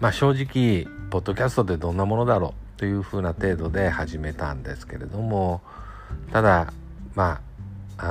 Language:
Japanese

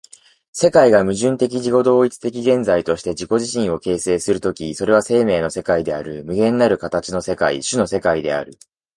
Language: Japanese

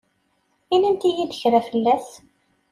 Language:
Kabyle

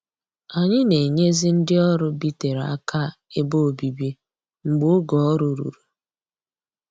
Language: Igbo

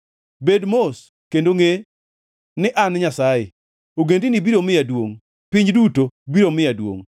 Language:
Luo (Kenya and Tanzania)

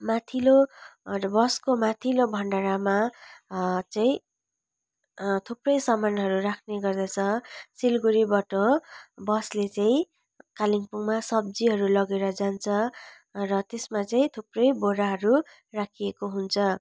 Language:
Nepali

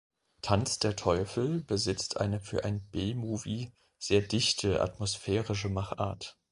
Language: German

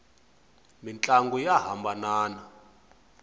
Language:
Tsonga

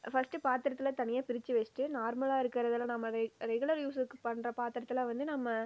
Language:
Tamil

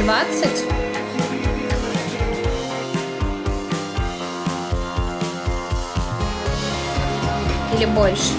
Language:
Russian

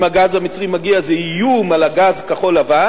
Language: Hebrew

